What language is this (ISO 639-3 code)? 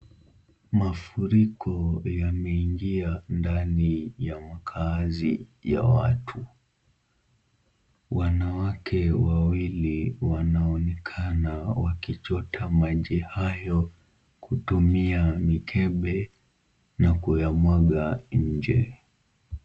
swa